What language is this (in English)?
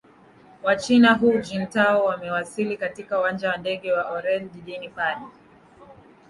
Swahili